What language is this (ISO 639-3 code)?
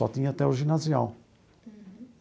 por